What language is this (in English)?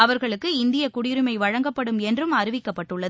Tamil